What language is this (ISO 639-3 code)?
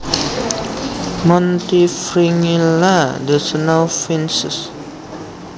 jav